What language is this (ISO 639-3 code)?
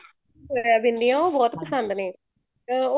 pan